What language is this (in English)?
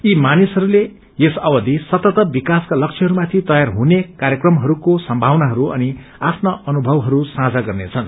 Nepali